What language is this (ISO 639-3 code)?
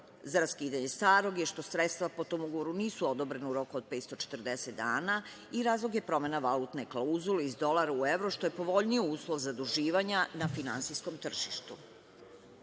srp